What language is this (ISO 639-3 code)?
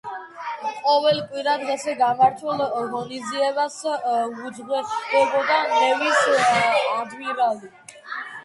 kat